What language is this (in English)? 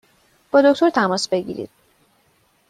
Persian